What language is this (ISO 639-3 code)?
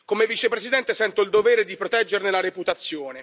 ita